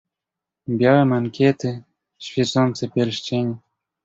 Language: Polish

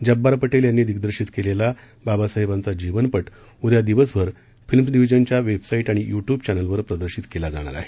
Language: Marathi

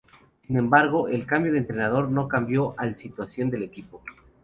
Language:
Spanish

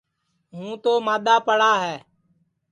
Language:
Sansi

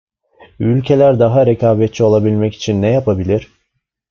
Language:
Turkish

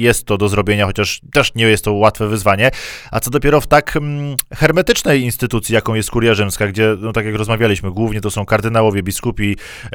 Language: Polish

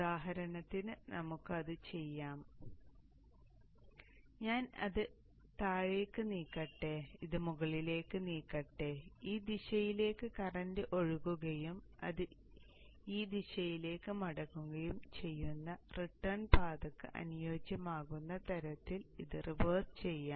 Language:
Malayalam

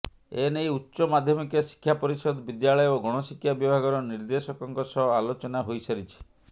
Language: Odia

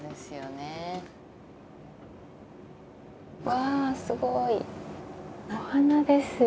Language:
Japanese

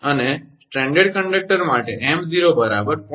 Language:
Gujarati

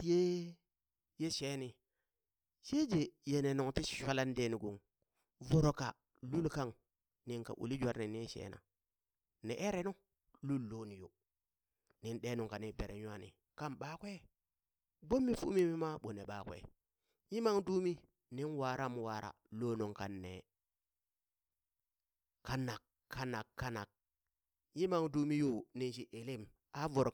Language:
Burak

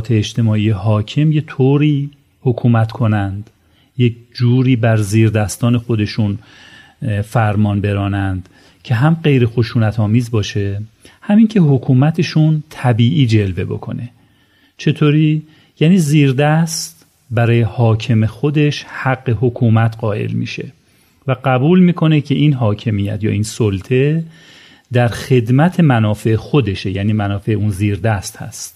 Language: Persian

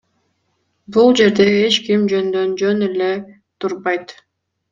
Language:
Kyrgyz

